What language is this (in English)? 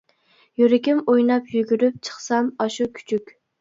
Uyghur